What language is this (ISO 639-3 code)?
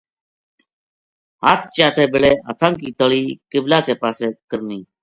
gju